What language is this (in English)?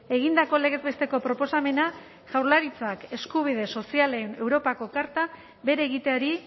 Basque